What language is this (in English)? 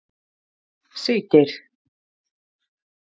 Icelandic